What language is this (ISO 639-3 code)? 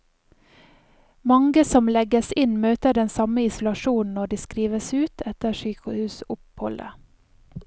nor